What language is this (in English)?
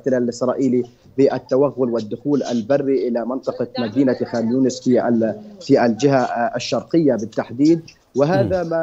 Arabic